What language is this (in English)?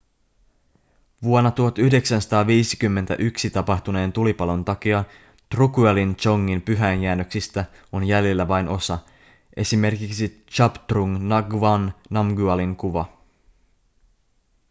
Finnish